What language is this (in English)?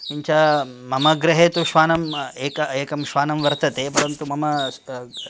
Sanskrit